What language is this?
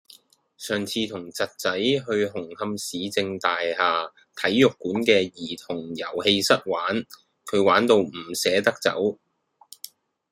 Cantonese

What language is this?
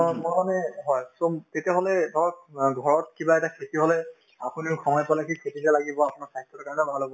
Assamese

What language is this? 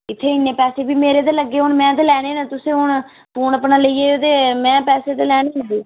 Dogri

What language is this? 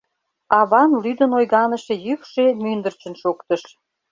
Mari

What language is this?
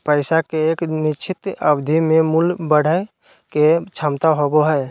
Magahi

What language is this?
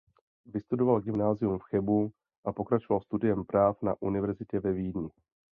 Czech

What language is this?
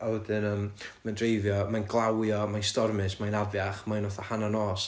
Welsh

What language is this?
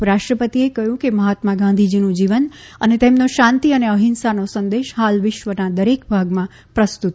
Gujarati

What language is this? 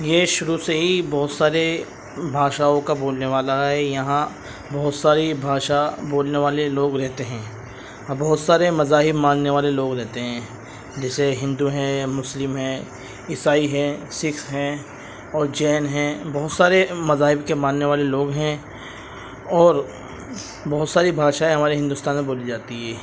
Urdu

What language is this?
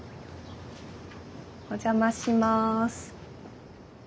Japanese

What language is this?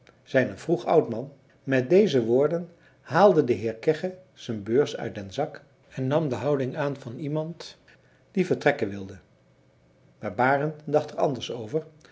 Dutch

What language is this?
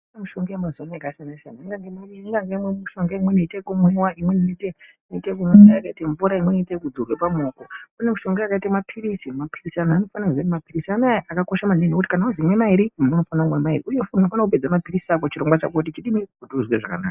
Ndau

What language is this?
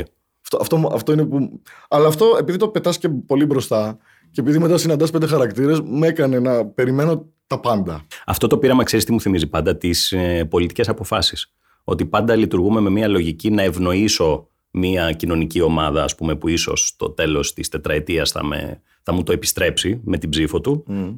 Greek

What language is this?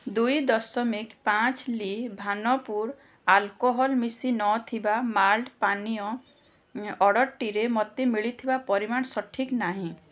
Odia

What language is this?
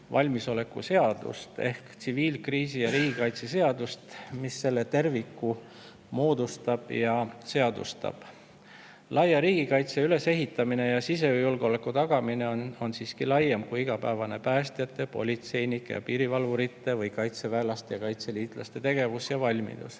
Estonian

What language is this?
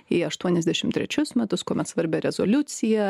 Lithuanian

